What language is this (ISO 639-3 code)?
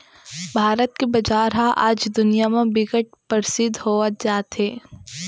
hne